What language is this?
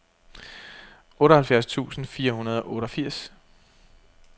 Danish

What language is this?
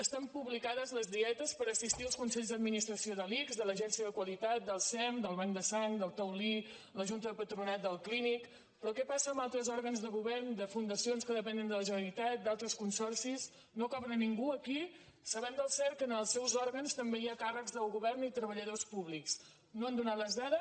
Catalan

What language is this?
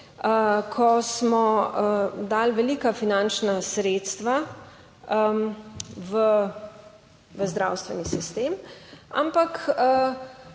Slovenian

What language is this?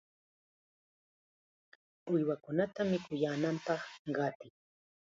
Chiquián Ancash Quechua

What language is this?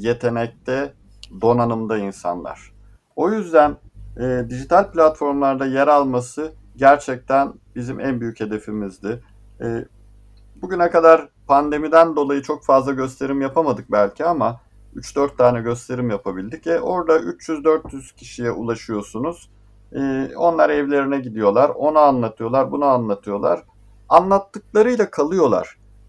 Turkish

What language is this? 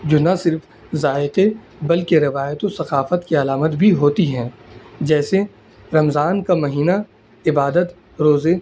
Urdu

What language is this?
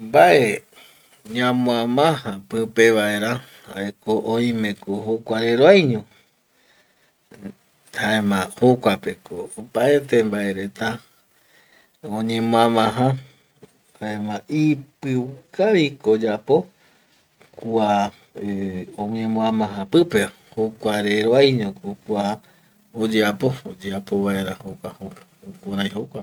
Eastern Bolivian Guaraní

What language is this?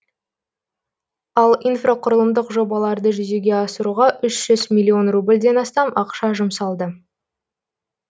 Kazakh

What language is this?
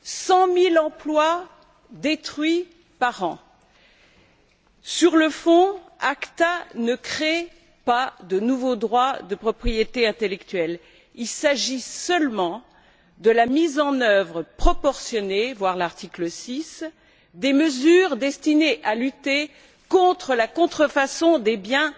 French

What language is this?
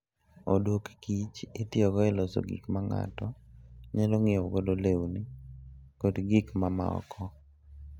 Luo (Kenya and Tanzania)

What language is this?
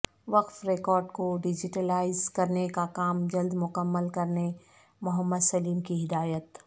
Urdu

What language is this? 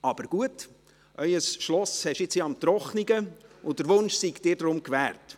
Swiss German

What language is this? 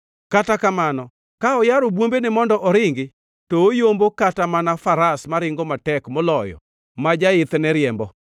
Luo (Kenya and Tanzania)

